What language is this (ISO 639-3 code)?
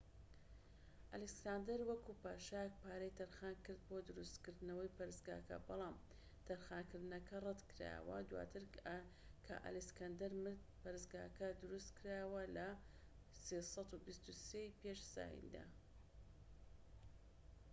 ckb